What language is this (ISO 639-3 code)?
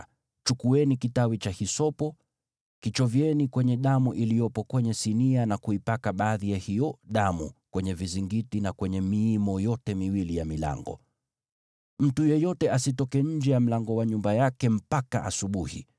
swa